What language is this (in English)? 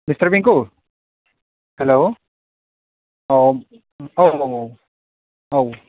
Bodo